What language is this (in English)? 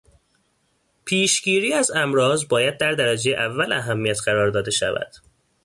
Persian